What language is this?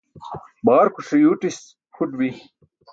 Burushaski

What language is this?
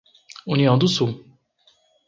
Portuguese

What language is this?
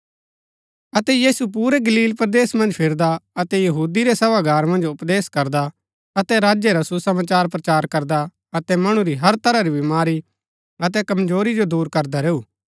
Gaddi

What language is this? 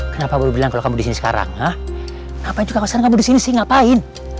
Indonesian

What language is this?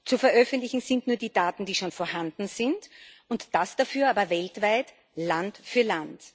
German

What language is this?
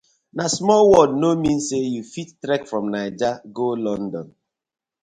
Nigerian Pidgin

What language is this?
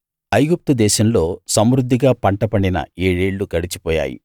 Telugu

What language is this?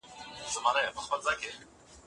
Pashto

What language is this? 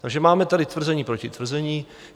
Czech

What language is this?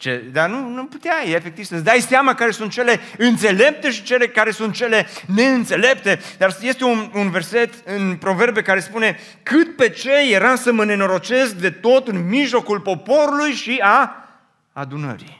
Romanian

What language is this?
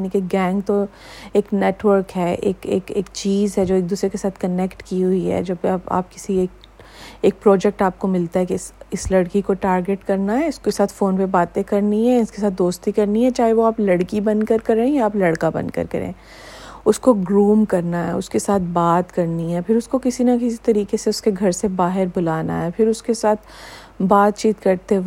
Urdu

